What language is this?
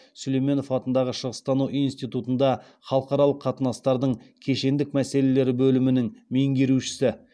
Kazakh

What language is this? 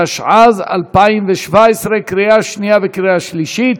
Hebrew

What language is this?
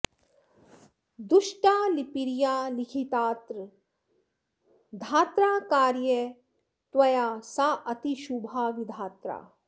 Sanskrit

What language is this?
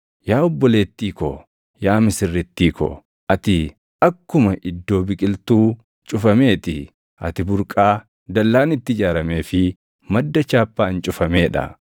Oromo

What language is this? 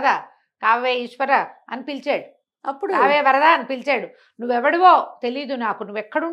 Telugu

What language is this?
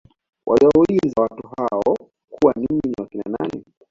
Swahili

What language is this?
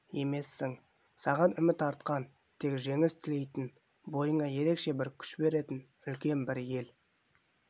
Kazakh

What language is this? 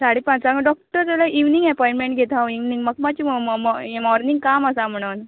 Konkani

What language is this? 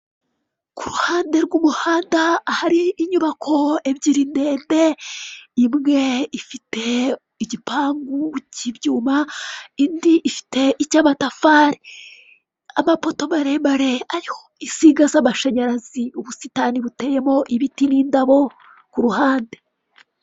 Kinyarwanda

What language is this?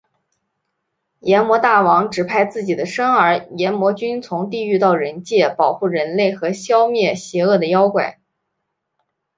Chinese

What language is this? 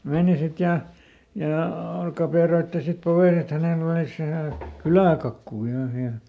Finnish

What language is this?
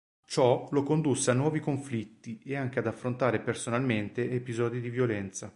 Italian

